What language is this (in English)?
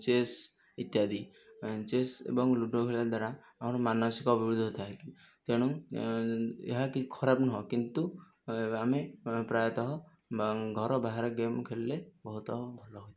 Odia